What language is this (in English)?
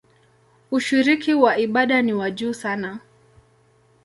Swahili